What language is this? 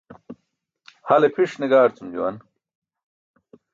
Burushaski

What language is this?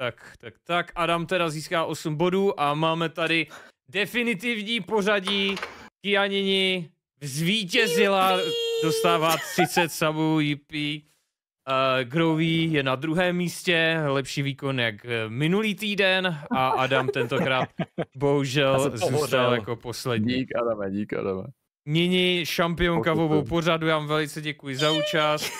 Czech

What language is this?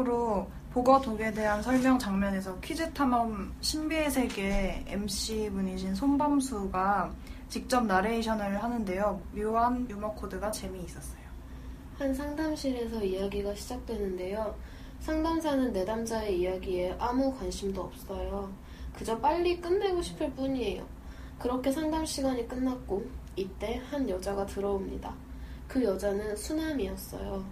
Korean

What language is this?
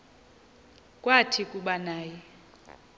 Xhosa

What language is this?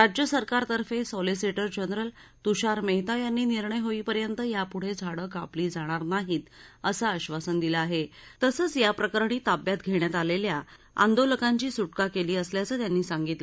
Marathi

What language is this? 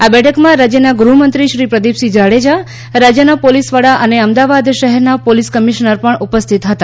Gujarati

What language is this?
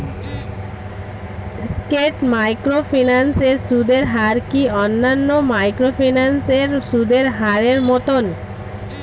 Bangla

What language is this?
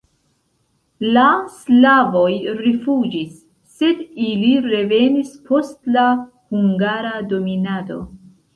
Esperanto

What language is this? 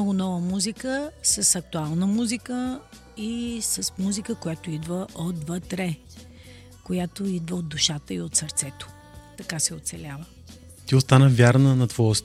Bulgarian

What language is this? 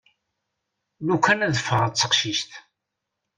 Kabyle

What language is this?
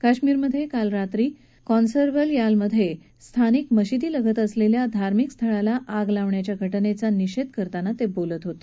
Marathi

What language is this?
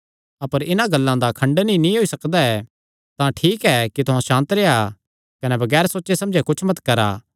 Kangri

